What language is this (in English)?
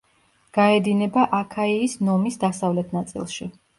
Georgian